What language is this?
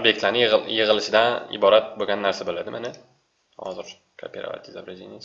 Turkish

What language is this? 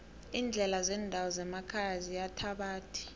South Ndebele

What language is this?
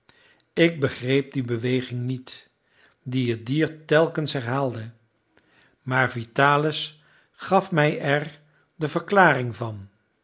Dutch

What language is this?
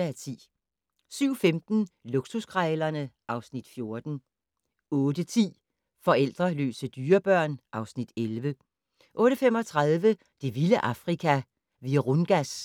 Danish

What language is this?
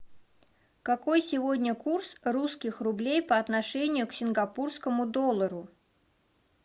Russian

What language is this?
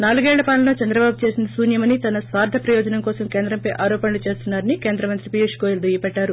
Telugu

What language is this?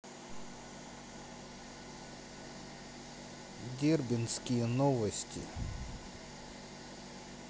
Russian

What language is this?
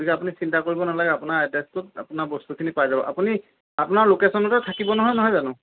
Assamese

